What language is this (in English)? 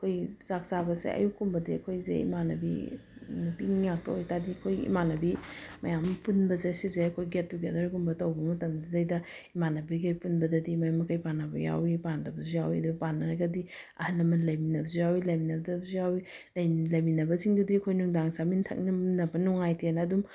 Manipuri